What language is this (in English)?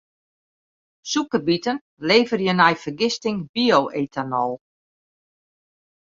Western Frisian